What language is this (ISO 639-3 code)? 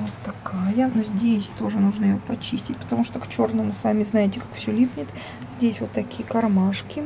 rus